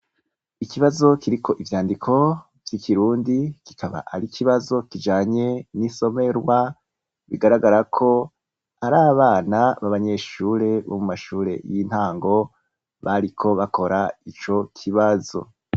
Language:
Rundi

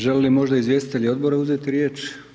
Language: Croatian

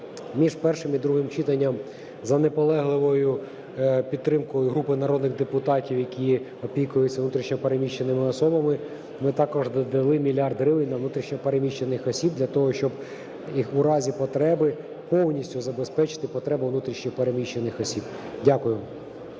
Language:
Ukrainian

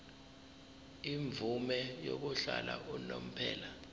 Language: Zulu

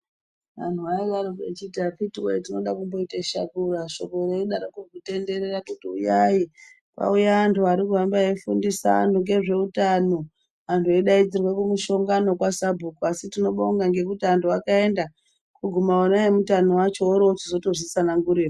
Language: Ndau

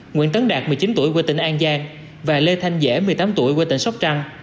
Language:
Vietnamese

